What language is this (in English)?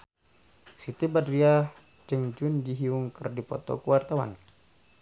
Sundanese